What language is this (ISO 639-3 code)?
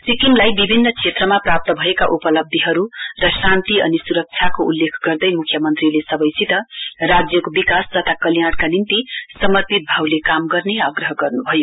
nep